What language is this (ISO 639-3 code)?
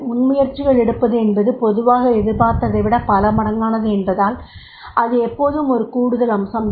tam